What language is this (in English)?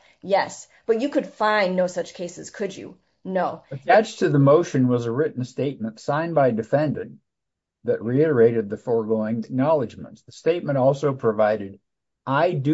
English